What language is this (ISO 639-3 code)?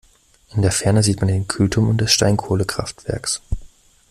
deu